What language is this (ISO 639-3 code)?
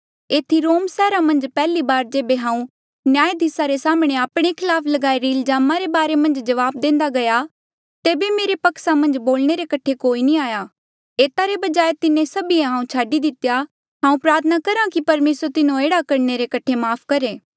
mjl